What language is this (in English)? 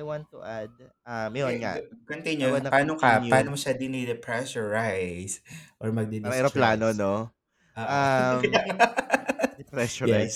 Filipino